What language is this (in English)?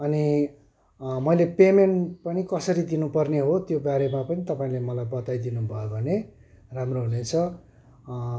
Nepali